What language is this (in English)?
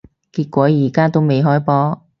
Cantonese